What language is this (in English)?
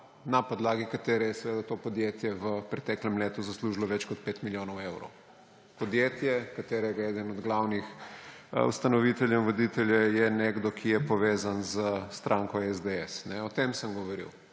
Slovenian